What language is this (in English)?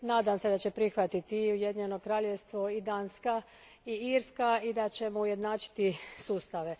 Croatian